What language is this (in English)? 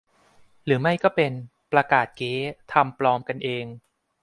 Thai